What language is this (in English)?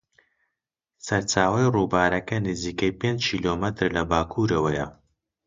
Central Kurdish